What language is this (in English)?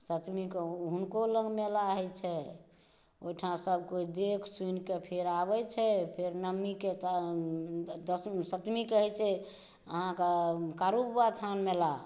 Maithili